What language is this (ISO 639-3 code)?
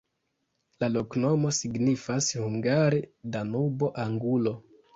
epo